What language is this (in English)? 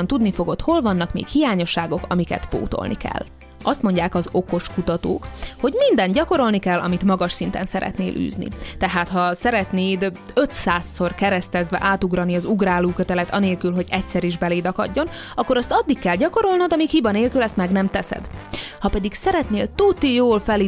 Hungarian